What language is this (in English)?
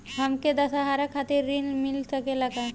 Bhojpuri